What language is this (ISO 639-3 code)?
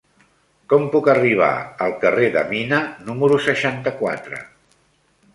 cat